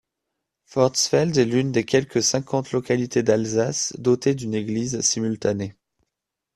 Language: French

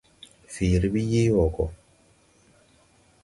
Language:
Tupuri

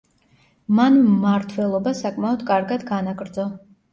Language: Georgian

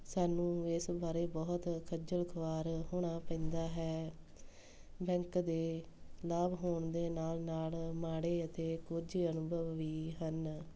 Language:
Punjabi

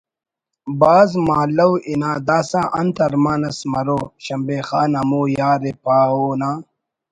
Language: Brahui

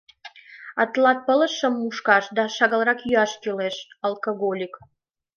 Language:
Mari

